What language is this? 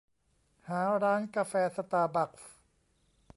Thai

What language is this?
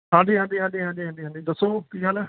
Punjabi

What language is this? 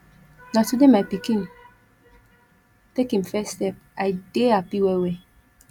Nigerian Pidgin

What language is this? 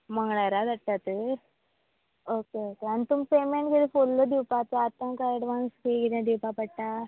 Konkani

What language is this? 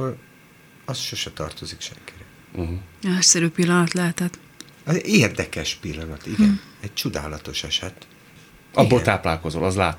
Hungarian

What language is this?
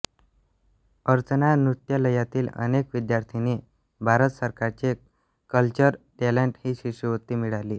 Marathi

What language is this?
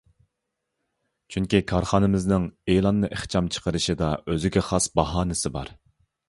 Uyghur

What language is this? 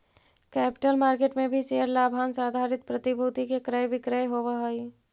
Magahi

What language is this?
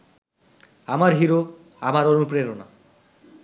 Bangla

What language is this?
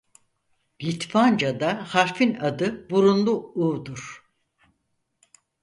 Turkish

